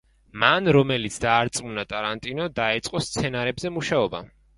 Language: Georgian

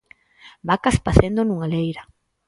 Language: Galician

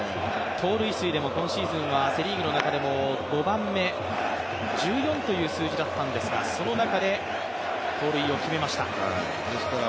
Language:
Japanese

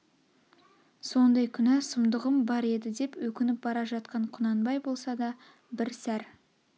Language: Kazakh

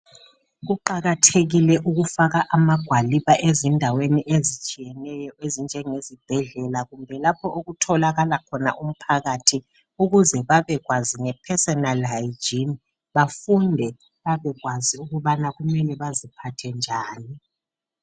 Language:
North Ndebele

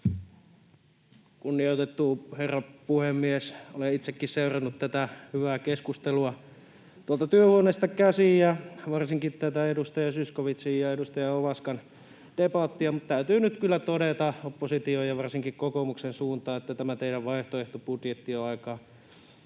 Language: Finnish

